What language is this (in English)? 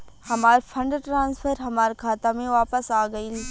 Bhojpuri